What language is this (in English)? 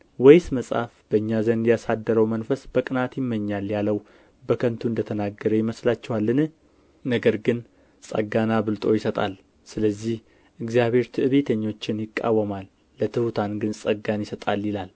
Amharic